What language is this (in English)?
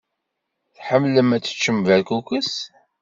Kabyle